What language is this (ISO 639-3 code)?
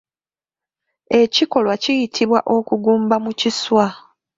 lug